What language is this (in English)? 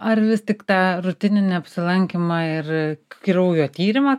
Lithuanian